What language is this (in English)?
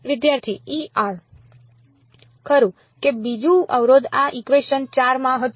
Gujarati